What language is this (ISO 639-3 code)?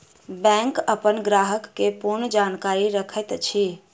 mai